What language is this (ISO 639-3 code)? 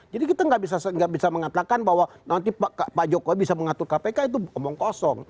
ind